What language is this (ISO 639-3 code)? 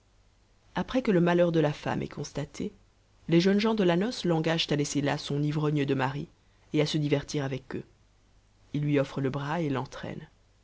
fra